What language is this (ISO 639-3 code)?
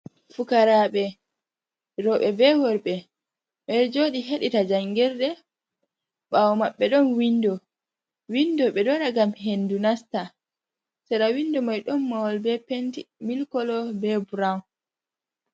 ful